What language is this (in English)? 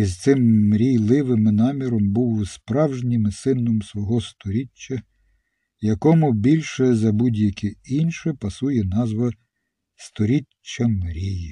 Ukrainian